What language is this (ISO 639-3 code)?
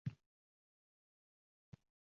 uzb